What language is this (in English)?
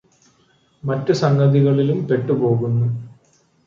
Malayalam